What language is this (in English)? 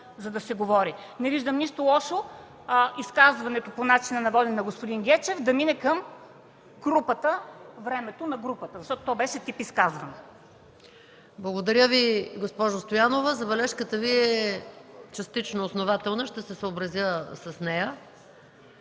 Bulgarian